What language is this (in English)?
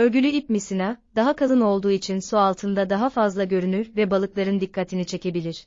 Turkish